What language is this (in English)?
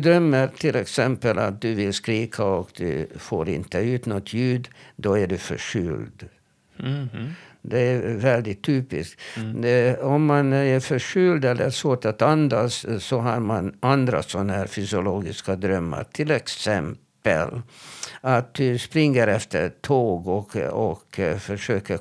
Swedish